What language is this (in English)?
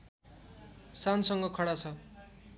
Nepali